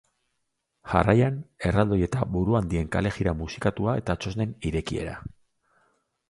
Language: Basque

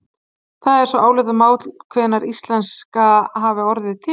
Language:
Icelandic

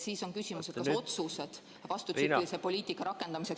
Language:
Estonian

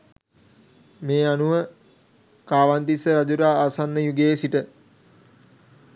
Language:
Sinhala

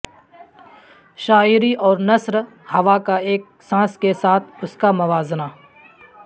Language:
Urdu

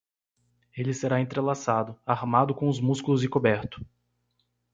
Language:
Portuguese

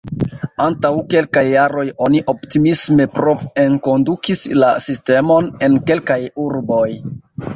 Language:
Esperanto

